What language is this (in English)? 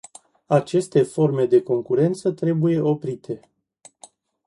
Romanian